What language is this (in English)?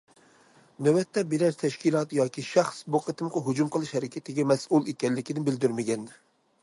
Uyghur